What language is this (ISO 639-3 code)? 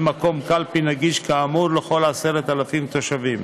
heb